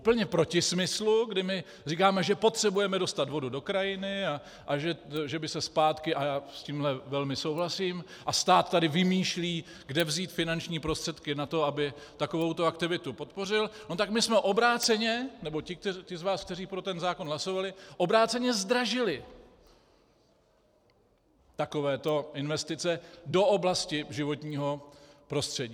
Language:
Czech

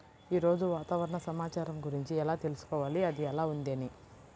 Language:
Telugu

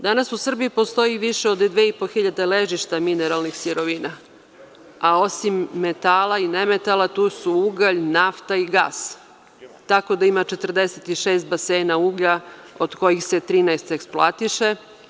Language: Serbian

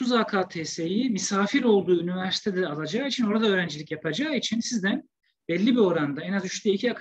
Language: Turkish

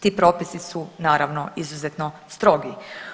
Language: Croatian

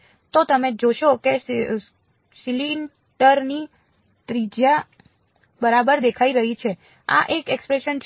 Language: Gujarati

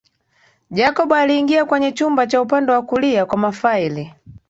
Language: Swahili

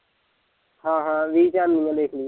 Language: Punjabi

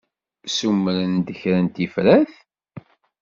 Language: Kabyle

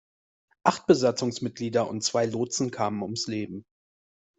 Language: German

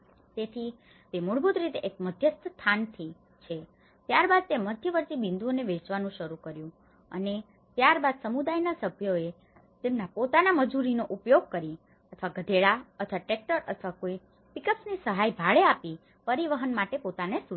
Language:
Gujarati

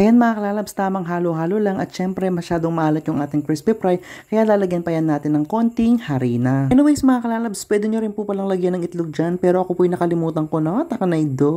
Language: Filipino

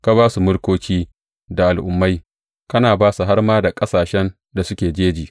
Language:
Hausa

